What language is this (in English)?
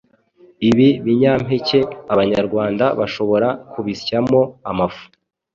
Kinyarwanda